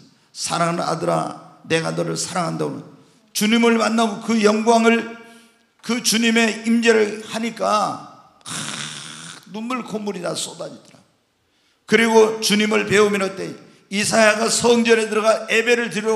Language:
Korean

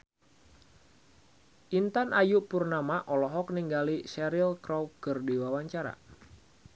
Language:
Sundanese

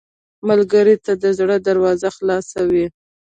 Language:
Pashto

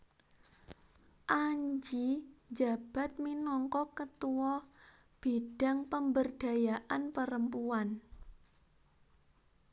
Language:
Javanese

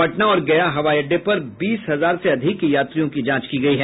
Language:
Hindi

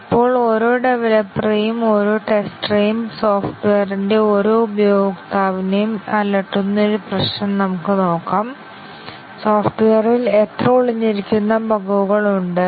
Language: Malayalam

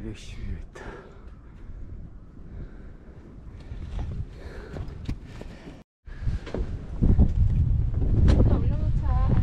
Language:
Korean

